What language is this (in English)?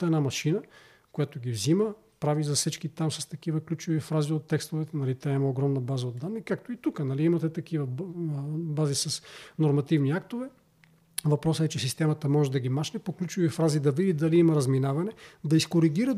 Bulgarian